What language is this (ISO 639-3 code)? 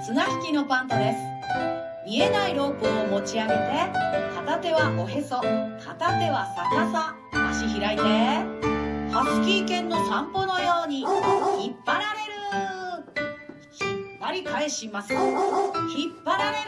jpn